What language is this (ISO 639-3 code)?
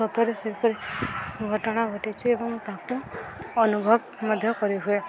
ori